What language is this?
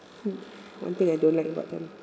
English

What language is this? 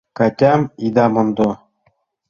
Mari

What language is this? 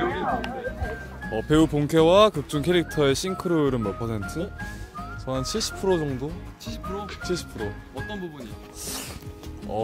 Korean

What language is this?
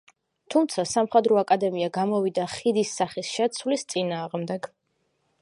Georgian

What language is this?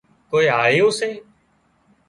Wadiyara Koli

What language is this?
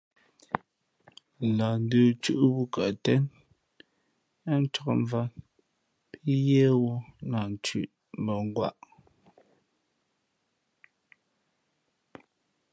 Fe'fe'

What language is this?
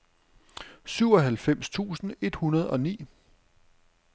Danish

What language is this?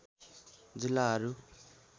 Nepali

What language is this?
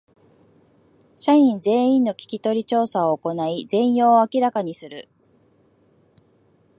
Japanese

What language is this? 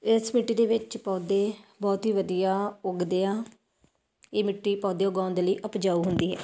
Punjabi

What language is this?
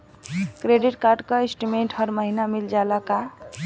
Bhojpuri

